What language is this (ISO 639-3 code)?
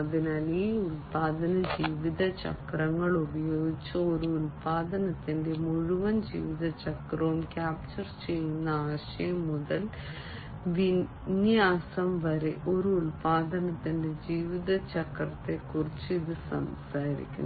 mal